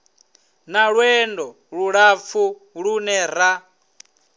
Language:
Venda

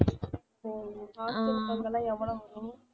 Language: Tamil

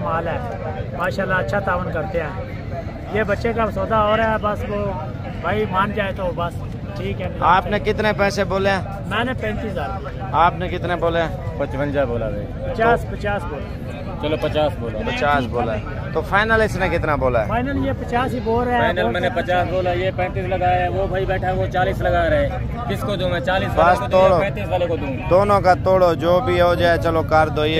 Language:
Hindi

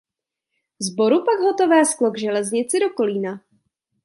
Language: Czech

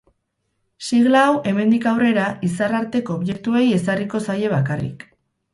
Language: Basque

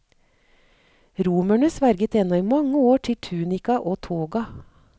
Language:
Norwegian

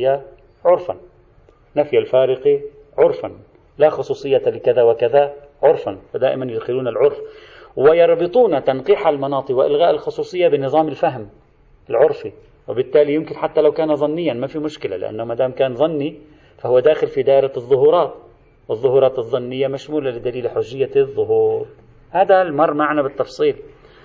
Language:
Arabic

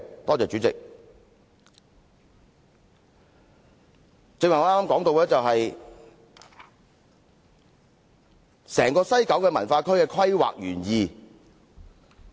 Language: Cantonese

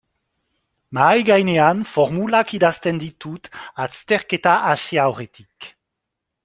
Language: Basque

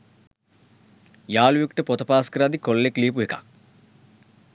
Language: Sinhala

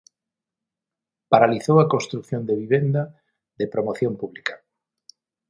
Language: Galician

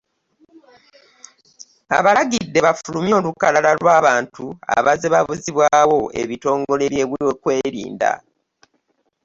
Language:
Ganda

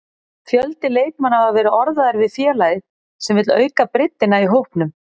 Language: Icelandic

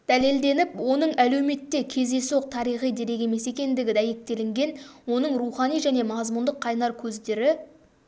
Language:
Kazakh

